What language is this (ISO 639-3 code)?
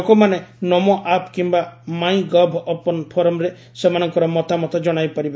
ori